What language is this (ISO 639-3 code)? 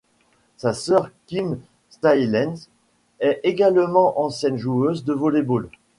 fra